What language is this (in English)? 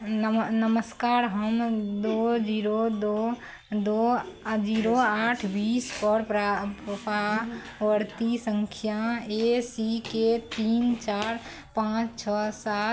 Maithili